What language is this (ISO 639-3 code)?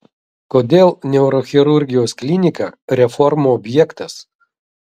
lit